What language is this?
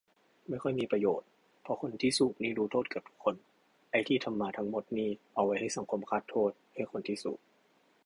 Thai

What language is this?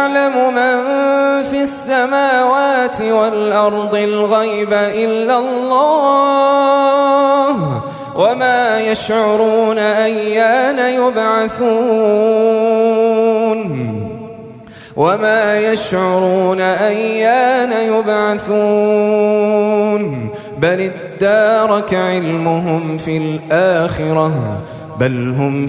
Arabic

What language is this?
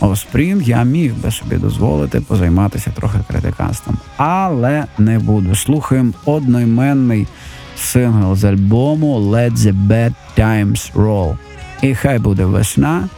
Ukrainian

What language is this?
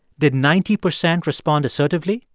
English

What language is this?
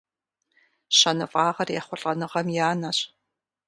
Kabardian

